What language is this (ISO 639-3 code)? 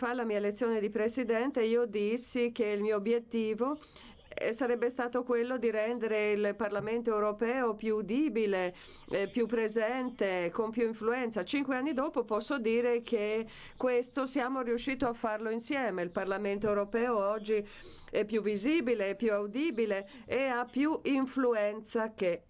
ita